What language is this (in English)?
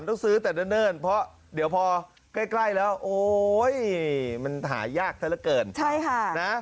Thai